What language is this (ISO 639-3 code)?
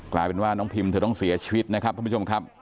tha